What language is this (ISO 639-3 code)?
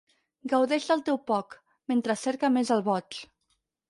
cat